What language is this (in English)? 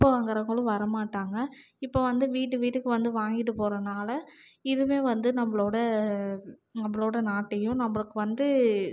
Tamil